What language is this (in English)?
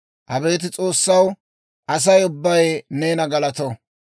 Dawro